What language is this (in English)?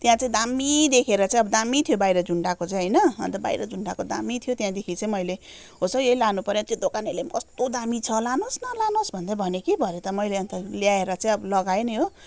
Nepali